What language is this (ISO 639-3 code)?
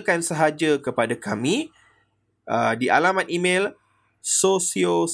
msa